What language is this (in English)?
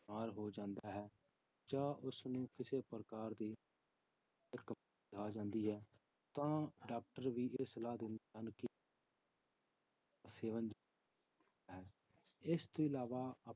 Punjabi